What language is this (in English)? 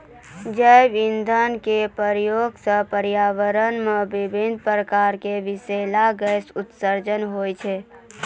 Maithili